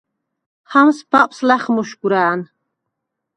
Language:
Svan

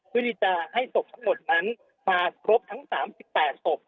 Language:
Thai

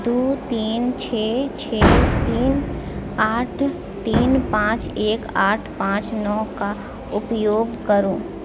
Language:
Maithili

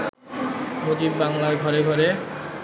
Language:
Bangla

